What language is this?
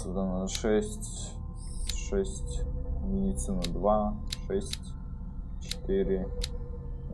Russian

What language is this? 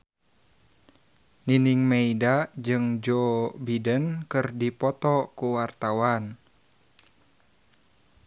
Sundanese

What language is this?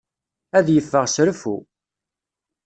Kabyle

